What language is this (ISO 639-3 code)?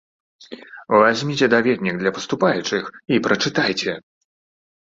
bel